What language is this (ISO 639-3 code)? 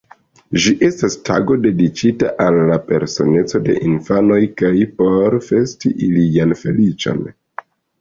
epo